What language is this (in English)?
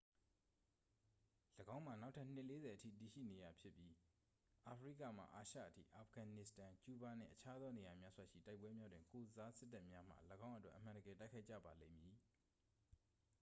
Burmese